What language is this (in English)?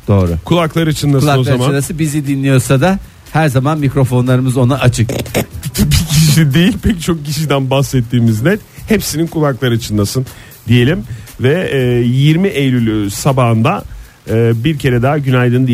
Turkish